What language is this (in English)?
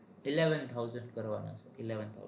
Gujarati